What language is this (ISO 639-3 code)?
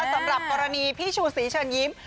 tha